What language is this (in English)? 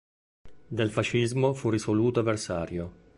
Italian